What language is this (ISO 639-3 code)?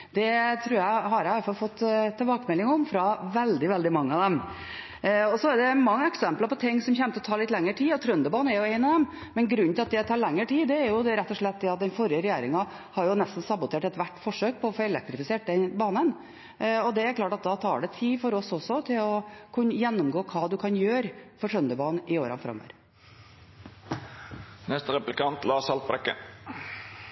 nor